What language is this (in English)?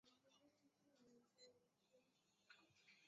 Chinese